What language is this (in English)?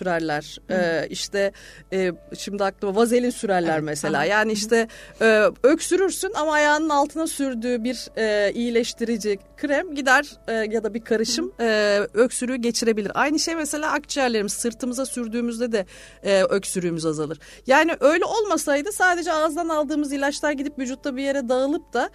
Turkish